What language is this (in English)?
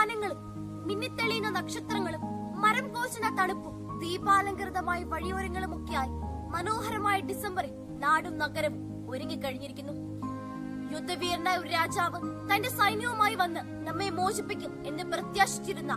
Arabic